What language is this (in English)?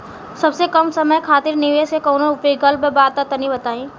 Bhojpuri